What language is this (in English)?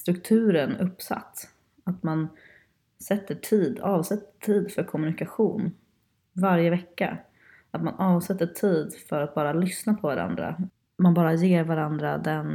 Swedish